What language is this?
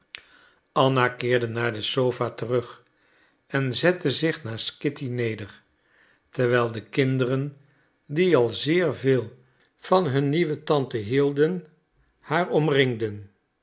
Dutch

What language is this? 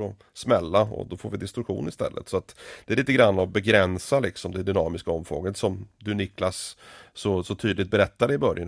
Swedish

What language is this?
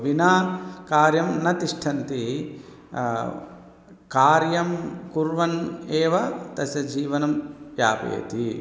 Sanskrit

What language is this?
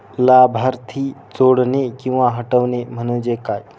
Marathi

